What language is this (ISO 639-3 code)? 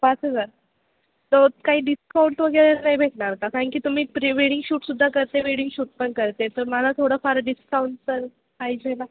mar